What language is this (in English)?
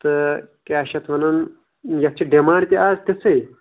Kashmiri